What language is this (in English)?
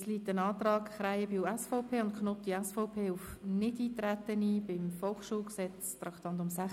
Swiss German